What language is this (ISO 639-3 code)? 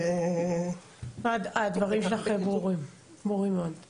heb